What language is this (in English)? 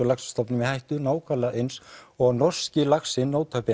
Icelandic